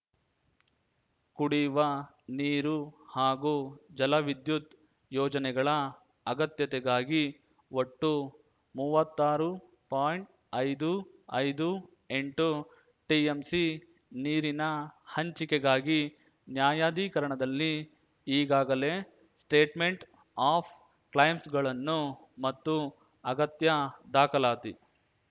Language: Kannada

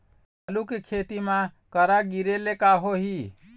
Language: Chhattisgarhi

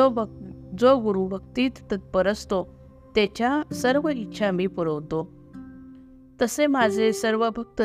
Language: Marathi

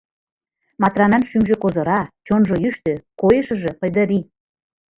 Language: Mari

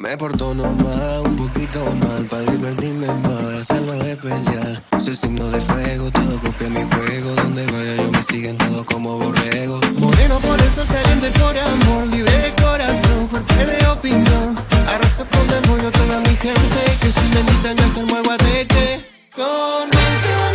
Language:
Spanish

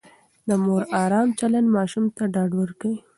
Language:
Pashto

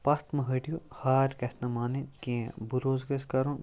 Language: Kashmiri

